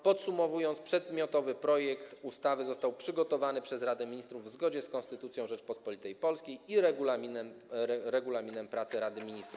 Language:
Polish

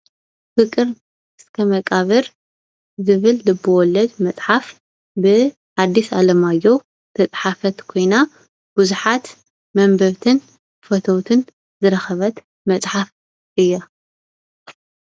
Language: Tigrinya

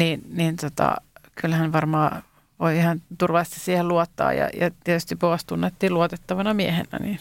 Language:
Finnish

